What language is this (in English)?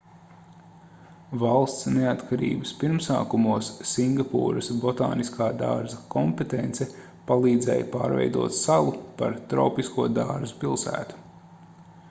Latvian